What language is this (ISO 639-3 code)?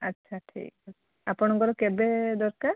ori